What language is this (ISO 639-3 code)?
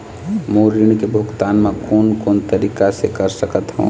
hne